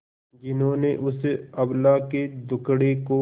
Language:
Hindi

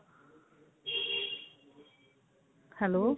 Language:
Punjabi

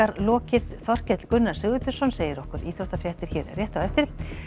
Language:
Icelandic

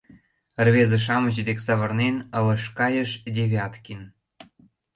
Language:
Mari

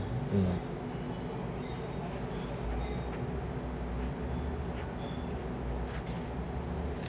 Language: English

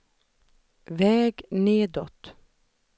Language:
Swedish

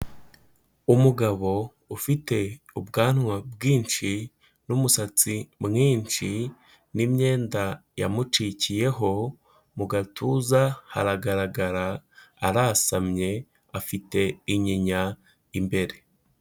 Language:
Kinyarwanda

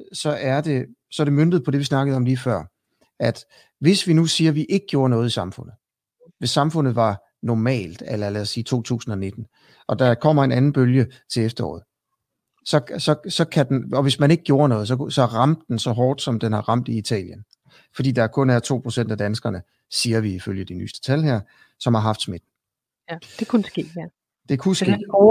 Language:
Danish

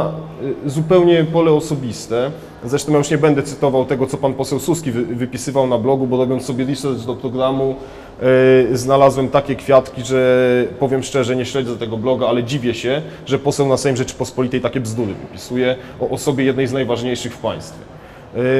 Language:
Polish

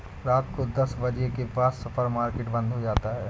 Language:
Hindi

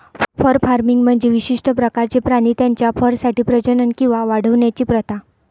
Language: Marathi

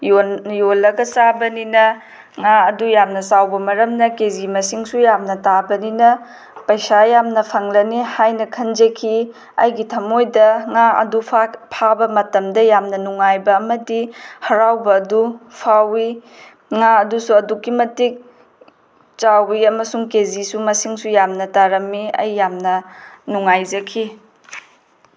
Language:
Manipuri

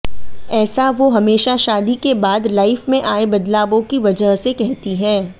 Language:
Hindi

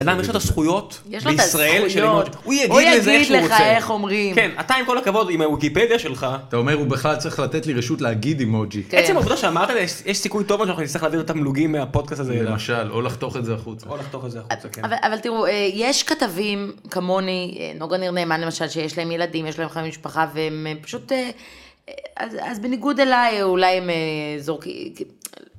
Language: Hebrew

